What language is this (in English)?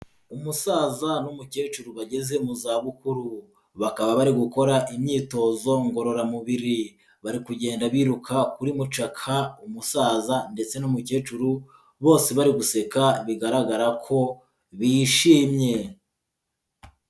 Kinyarwanda